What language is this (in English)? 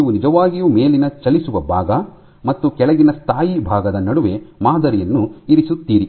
Kannada